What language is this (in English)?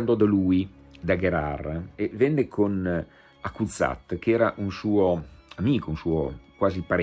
Italian